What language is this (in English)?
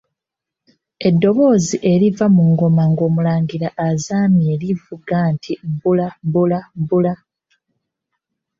Ganda